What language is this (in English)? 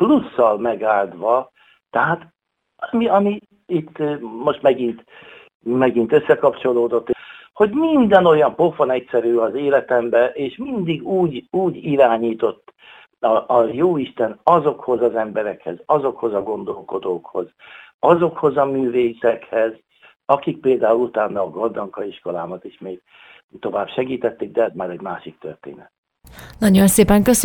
Hungarian